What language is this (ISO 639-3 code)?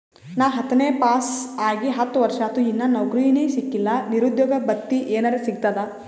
kan